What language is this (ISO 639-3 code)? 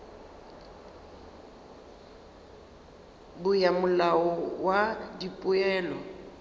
nso